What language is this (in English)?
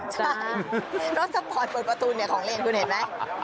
Thai